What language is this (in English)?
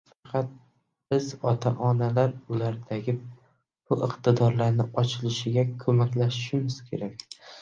Uzbek